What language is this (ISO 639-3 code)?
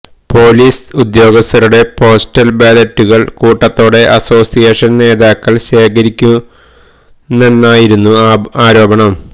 mal